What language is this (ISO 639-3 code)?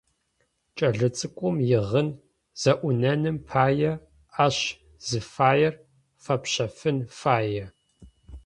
ady